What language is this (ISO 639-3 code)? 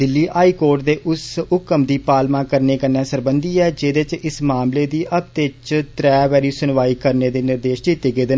doi